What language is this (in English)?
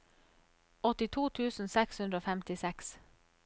Norwegian